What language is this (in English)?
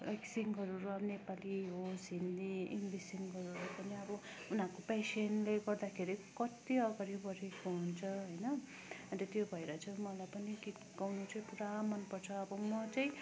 Nepali